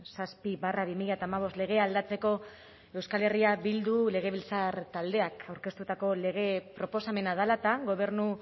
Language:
Basque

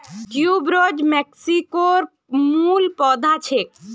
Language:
Magahi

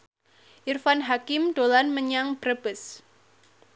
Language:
Javanese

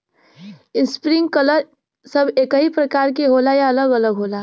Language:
Bhojpuri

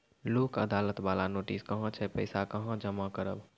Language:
Maithili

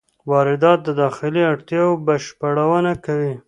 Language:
Pashto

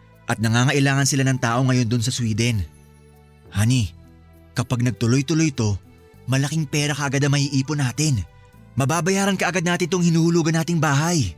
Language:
Filipino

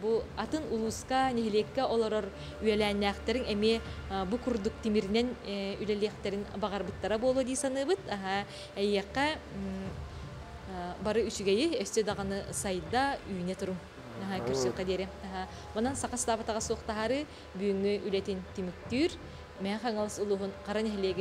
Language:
Turkish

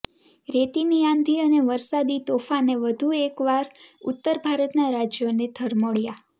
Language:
Gujarati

